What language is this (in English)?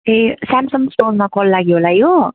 Nepali